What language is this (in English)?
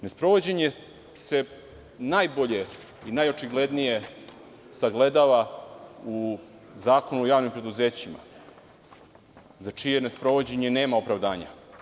Serbian